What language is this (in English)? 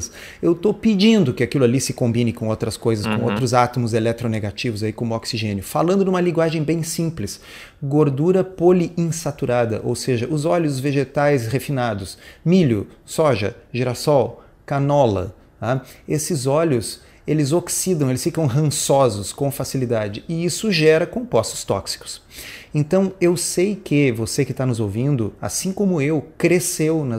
Portuguese